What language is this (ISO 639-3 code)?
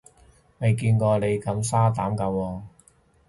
yue